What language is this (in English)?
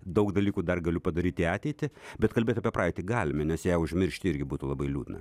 Lithuanian